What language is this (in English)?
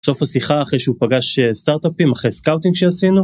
Hebrew